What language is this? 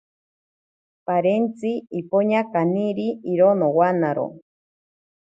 Ashéninka Perené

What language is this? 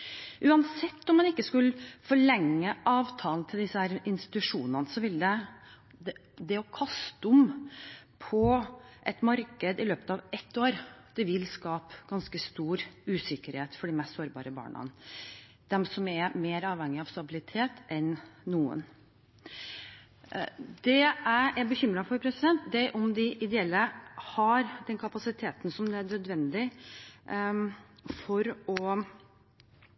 Norwegian Bokmål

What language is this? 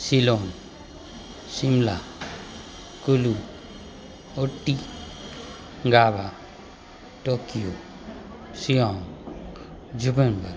Marathi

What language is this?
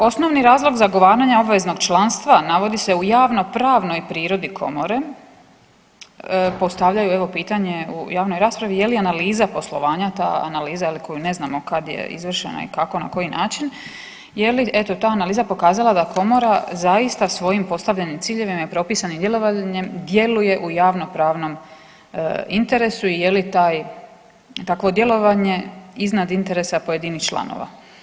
Croatian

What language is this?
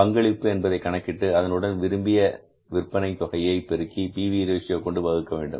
Tamil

